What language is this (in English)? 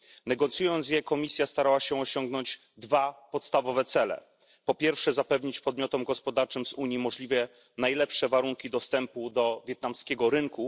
Polish